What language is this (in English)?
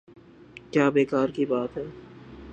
Urdu